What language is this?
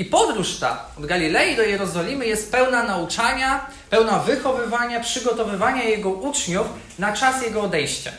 Polish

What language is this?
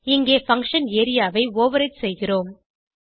Tamil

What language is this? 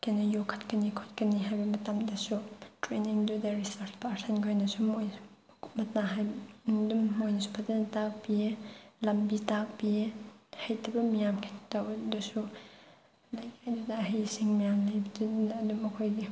Manipuri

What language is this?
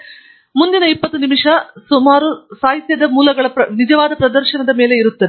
Kannada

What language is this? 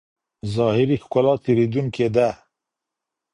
Pashto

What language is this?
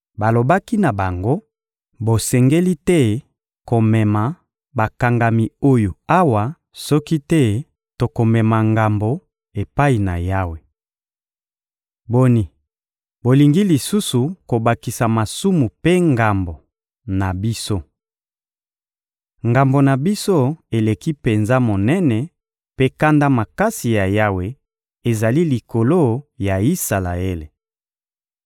Lingala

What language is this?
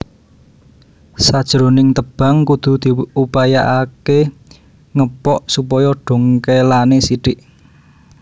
Javanese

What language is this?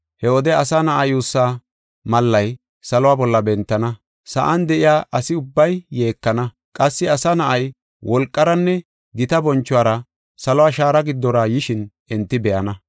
Gofa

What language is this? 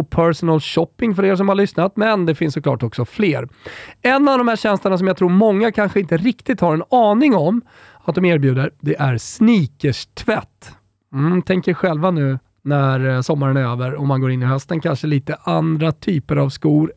Swedish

